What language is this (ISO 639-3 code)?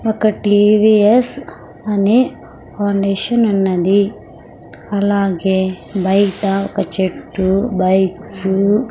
tel